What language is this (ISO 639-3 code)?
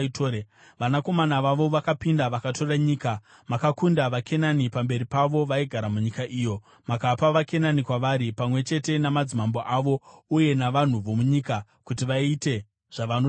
sna